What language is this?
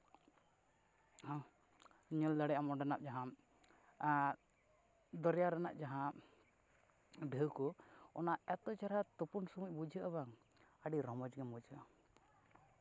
Santali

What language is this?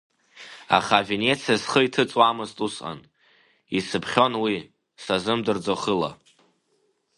Abkhazian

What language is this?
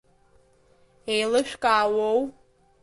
Abkhazian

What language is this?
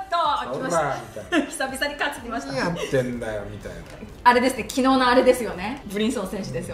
Japanese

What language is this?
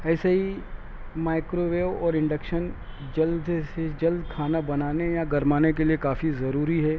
Urdu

